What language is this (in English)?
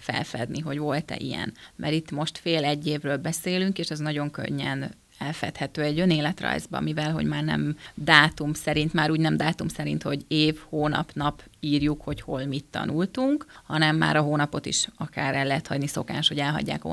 Hungarian